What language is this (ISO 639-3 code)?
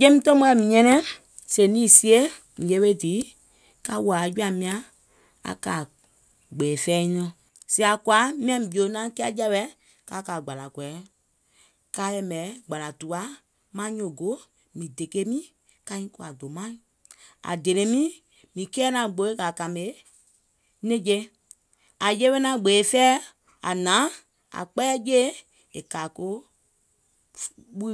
gol